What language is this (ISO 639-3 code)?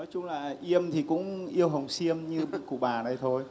vie